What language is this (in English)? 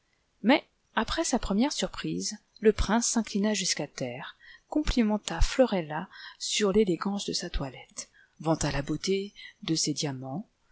French